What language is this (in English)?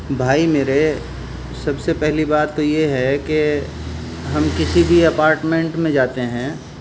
Urdu